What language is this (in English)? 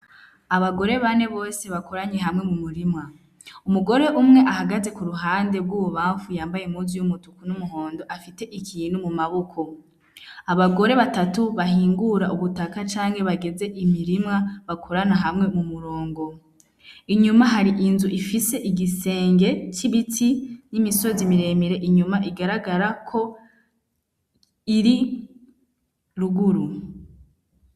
Rundi